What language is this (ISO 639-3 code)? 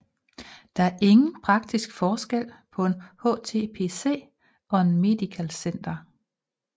dan